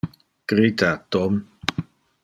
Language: Interlingua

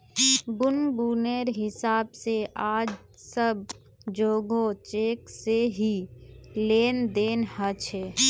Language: Magahi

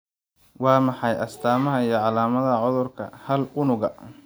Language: Somali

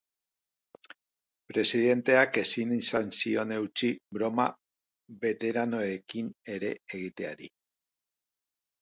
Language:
Basque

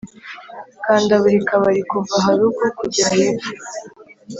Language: Kinyarwanda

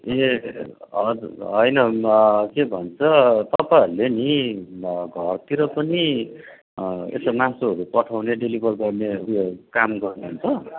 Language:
Nepali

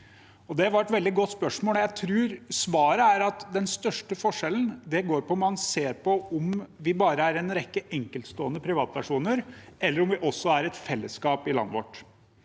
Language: Norwegian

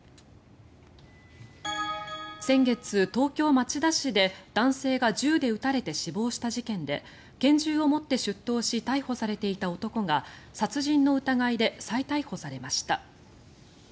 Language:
Japanese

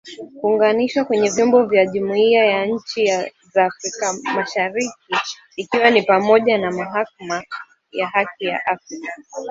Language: Swahili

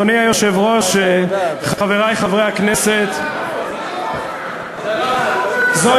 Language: Hebrew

